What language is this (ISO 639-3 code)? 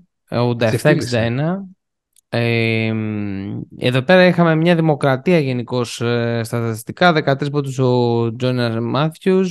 ell